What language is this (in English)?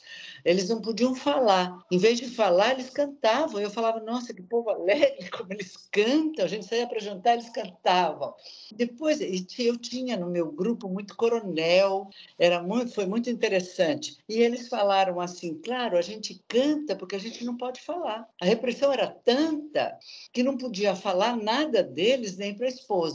Portuguese